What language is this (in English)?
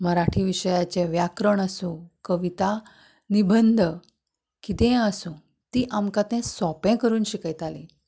Konkani